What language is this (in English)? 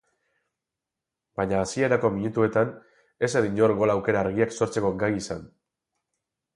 Basque